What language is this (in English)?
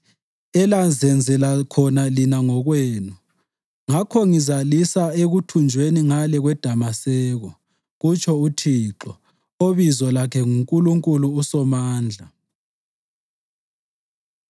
North Ndebele